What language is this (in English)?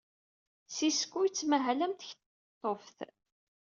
Kabyle